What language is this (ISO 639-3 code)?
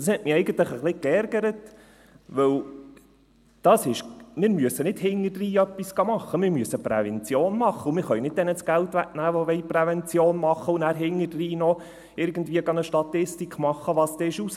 gsw